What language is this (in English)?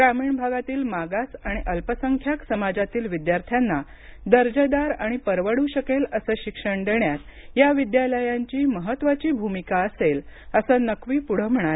Marathi